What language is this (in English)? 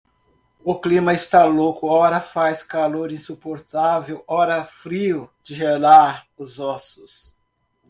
Portuguese